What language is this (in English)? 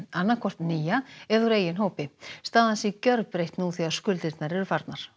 Icelandic